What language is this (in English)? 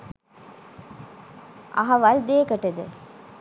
Sinhala